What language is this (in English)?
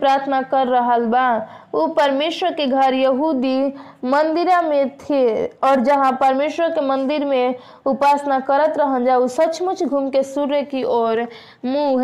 Hindi